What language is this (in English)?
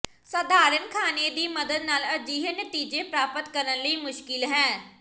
Punjabi